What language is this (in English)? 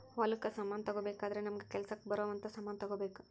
Kannada